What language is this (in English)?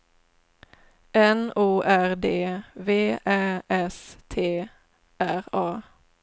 Swedish